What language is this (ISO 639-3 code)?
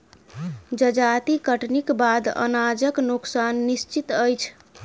mai